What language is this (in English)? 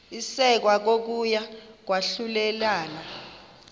Xhosa